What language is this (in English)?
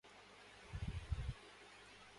Urdu